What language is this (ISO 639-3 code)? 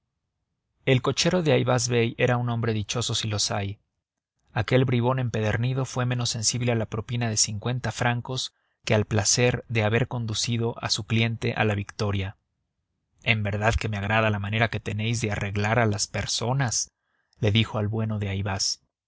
spa